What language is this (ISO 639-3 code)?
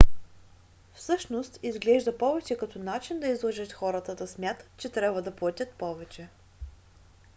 bul